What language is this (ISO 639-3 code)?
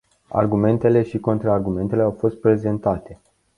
ron